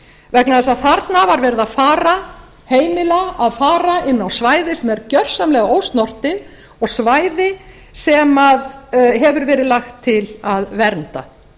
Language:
Icelandic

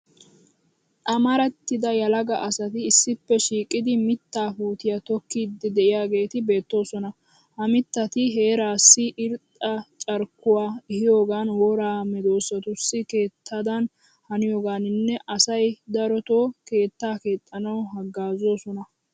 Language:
Wolaytta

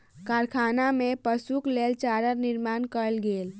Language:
Maithili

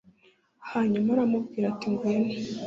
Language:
Kinyarwanda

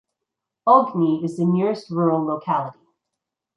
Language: English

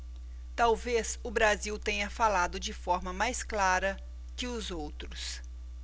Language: Portuguese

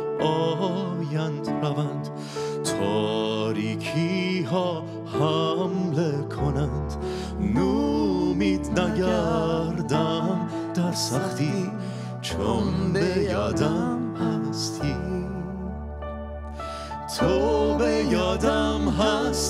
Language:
Persian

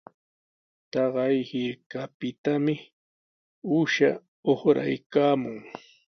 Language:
Sihuas Ancash Quechua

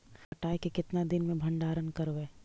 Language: Magahi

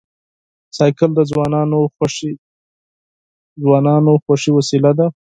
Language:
Pashto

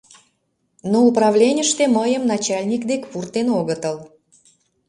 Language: Mari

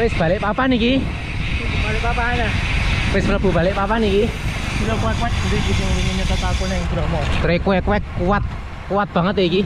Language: Indonesian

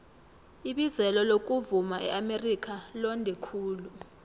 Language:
South Ndebele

